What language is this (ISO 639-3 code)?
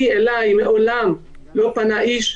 heb